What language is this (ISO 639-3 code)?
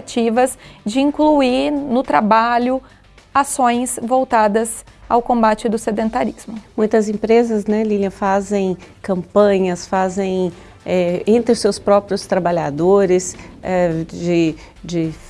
por